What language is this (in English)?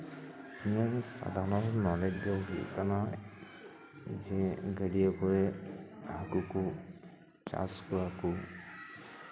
Santali